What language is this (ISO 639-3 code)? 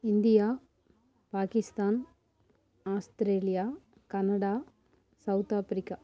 tam